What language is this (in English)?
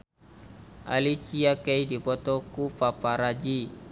Sundanese